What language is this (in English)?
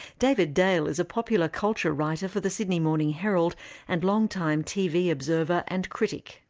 English